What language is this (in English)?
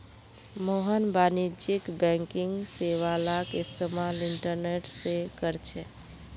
Magahi